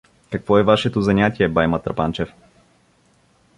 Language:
Bulgarian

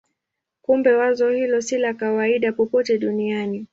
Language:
Swahili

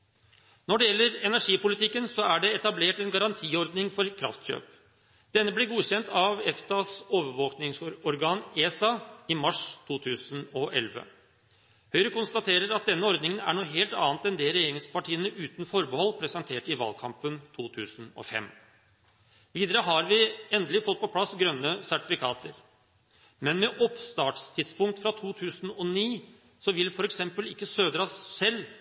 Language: Norwegian Bokmål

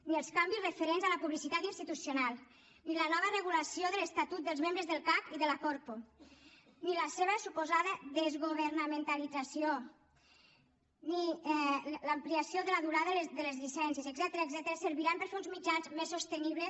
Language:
Catalan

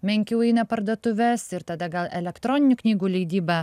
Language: Lithuanian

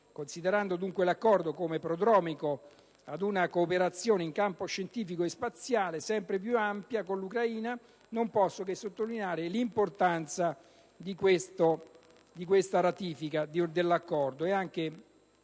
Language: Italian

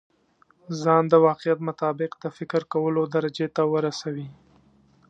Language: Pashto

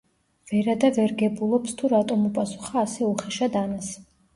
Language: Georgian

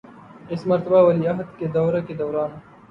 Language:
Urdu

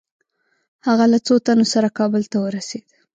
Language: Pashto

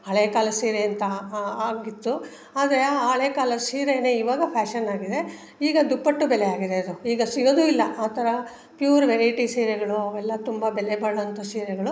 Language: Kannada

